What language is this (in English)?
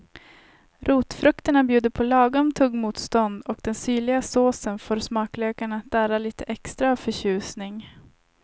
Swedish